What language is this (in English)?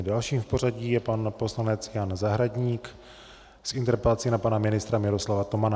Czech